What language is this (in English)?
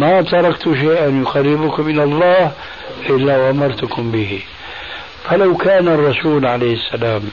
Arabic